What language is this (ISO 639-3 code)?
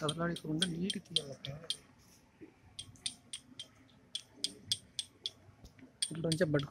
tha